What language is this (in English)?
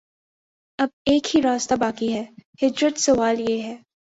Urdu